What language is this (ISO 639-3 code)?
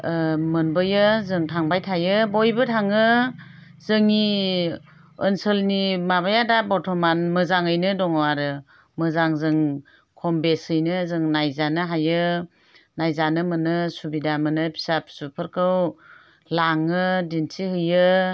brx